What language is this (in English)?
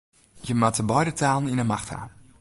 Western Frisian